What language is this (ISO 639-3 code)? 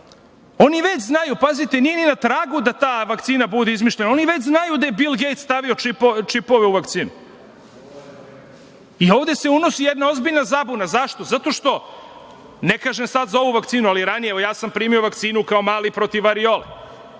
srp